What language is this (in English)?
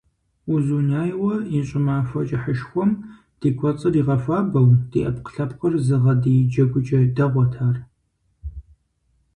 Kabardian